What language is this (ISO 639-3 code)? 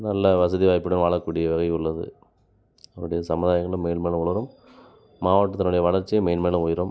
tam